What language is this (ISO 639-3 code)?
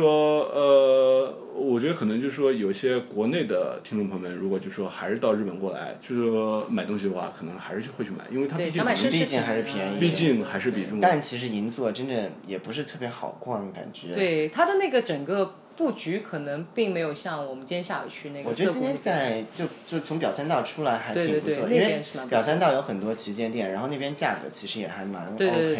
zho